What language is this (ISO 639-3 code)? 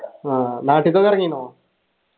mal